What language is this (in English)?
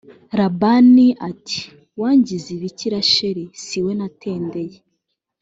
Kinyarwanda